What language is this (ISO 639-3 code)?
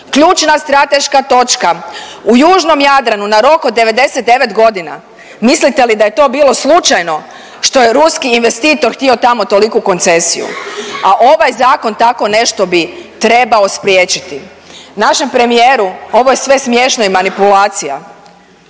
hrv